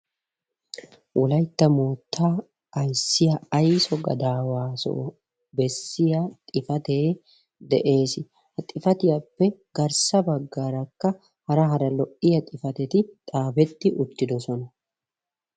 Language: Wolaytta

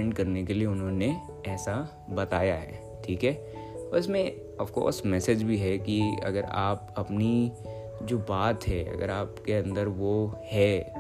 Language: Hindi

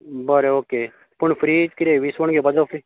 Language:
Konkani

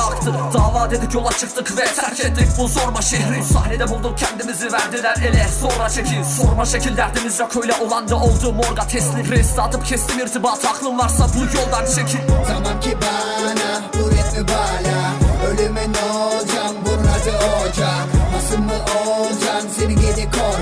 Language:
Turkish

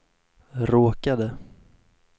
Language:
Swedish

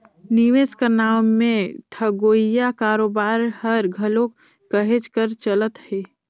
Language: Chhattisgarhi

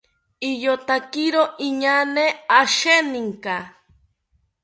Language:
South Ucayali Ashéninka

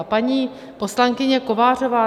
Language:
Czech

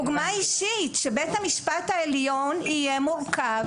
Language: Hebrew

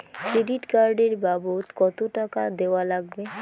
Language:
Bangla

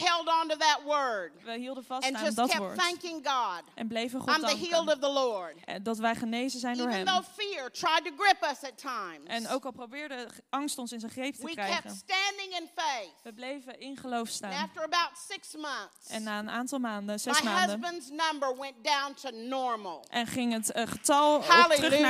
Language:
Dutch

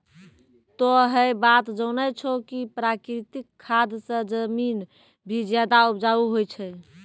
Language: Maithili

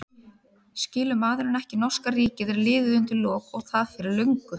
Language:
Icelandic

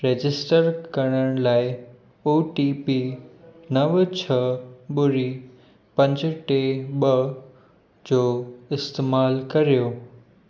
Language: Sindhi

